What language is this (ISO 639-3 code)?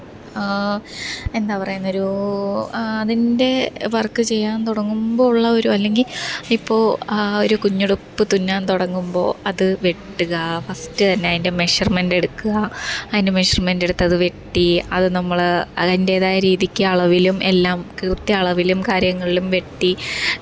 mal